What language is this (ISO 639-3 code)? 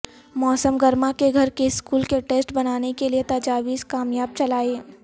urd